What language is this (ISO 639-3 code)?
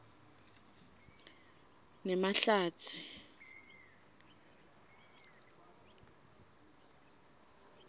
ssw